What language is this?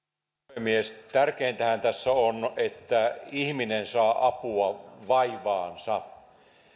Finnish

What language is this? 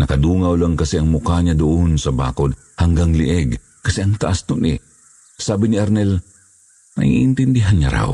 Filipino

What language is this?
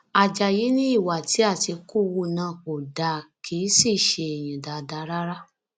Yoruba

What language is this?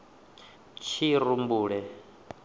Venda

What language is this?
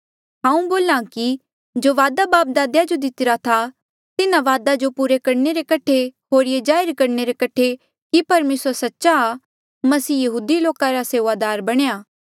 Mandeali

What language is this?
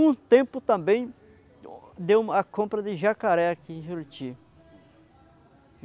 Portuguese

